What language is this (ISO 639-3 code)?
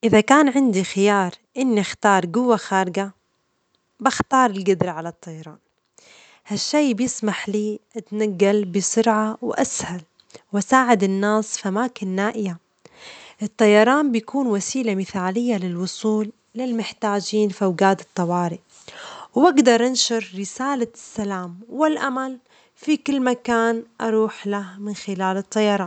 acx